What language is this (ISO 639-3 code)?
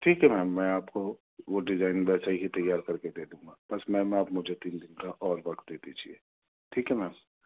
urd